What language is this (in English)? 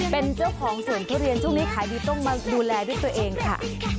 Thai